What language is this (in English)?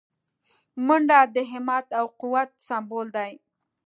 Pashto